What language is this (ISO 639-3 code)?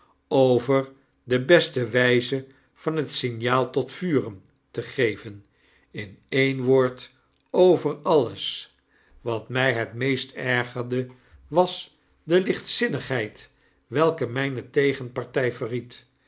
nld